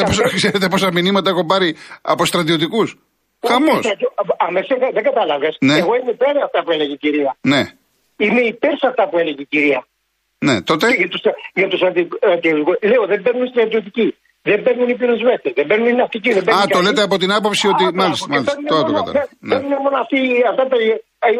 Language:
Greek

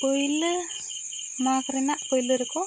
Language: Santali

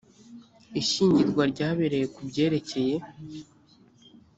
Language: Kinyarwanda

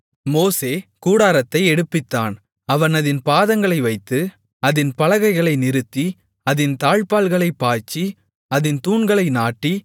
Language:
Tamil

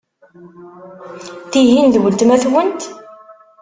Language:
Kabyle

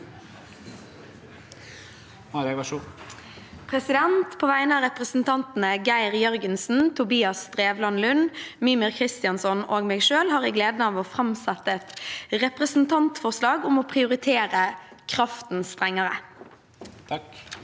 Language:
Norwegian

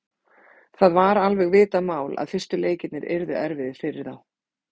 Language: Icelandic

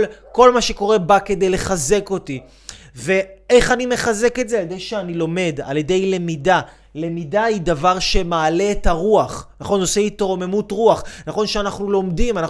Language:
Hebrew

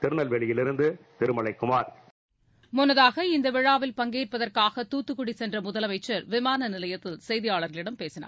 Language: Tamil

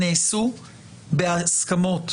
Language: Hebrew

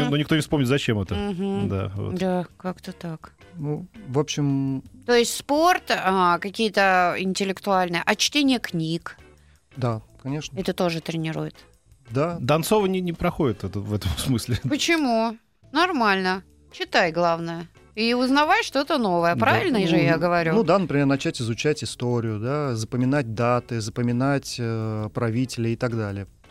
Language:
Russian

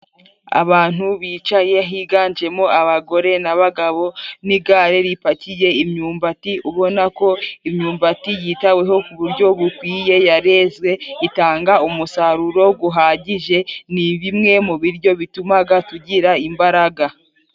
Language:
Kinyarwanda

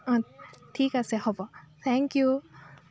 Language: Assamese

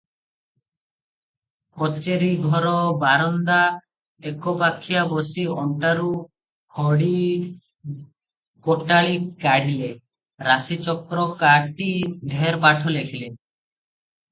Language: Odia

